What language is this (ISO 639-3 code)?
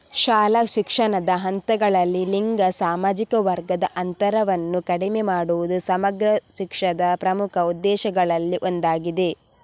kan